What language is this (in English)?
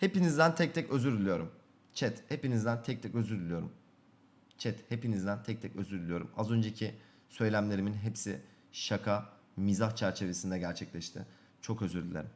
Turkish